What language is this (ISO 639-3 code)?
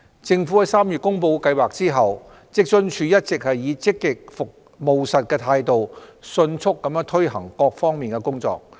yue